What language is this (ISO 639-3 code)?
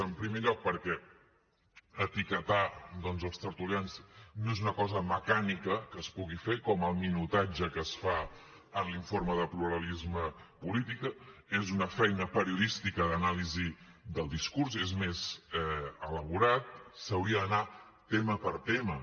cat